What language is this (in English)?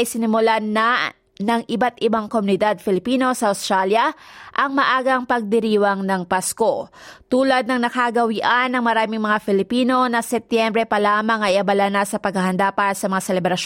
Filipino